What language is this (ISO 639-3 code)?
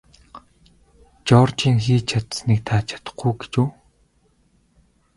mon